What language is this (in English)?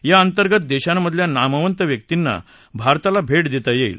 Marathi